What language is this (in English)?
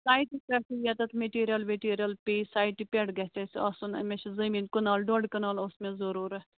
Kashmiri